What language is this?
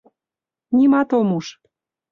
Mari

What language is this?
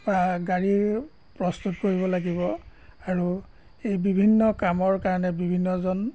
Assamese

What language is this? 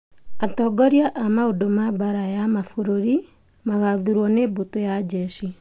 Kikuyu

